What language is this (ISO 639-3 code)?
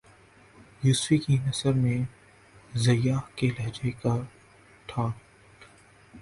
urd